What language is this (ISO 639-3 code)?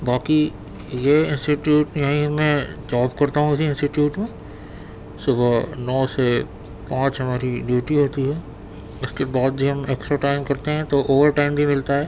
urd